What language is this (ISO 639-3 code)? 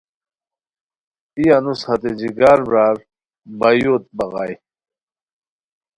khw